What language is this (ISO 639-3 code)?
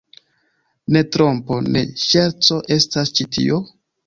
epo